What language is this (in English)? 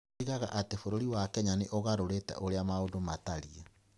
Kikuyu